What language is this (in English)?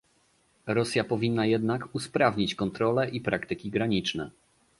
Polish